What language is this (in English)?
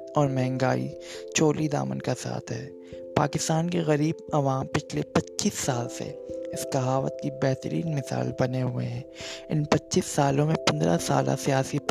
Urdu